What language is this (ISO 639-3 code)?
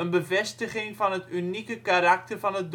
nld